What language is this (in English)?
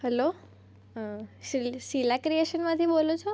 Gujarati